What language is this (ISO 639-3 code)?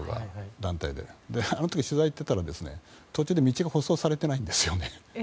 jpn